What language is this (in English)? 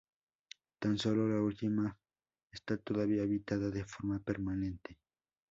Spanish